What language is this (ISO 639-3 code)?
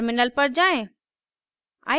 hin